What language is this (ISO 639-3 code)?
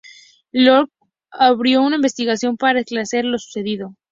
spa